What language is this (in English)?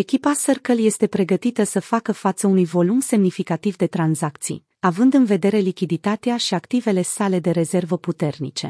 Romanian